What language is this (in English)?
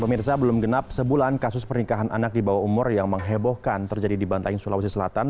Indonesian